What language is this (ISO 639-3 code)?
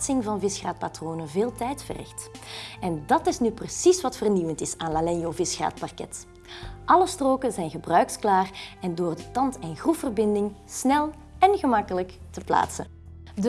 nld